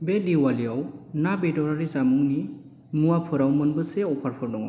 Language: Bodo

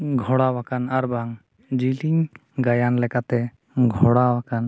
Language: Santali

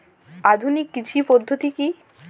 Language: Bangla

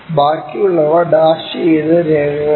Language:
Malayalam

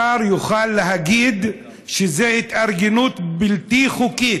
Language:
Hebrew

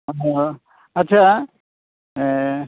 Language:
Santali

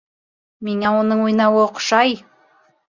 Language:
Bashkir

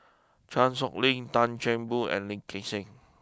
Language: English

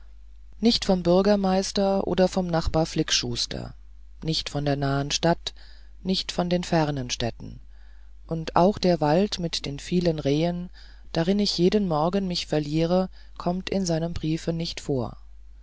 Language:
German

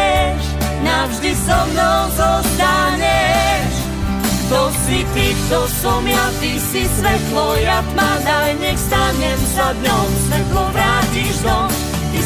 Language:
Slovak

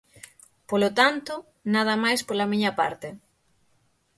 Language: Galician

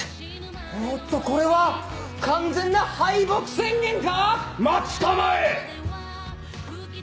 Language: Japanese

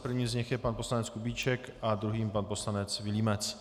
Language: Czech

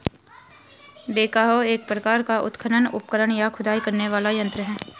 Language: Hindi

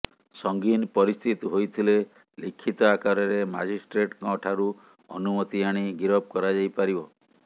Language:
Odia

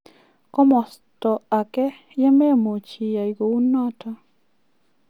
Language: Kalenjin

